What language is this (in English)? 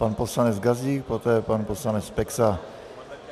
Czech